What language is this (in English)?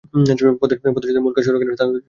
Bangla